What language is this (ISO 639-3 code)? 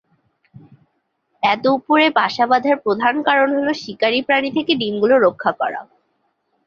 ben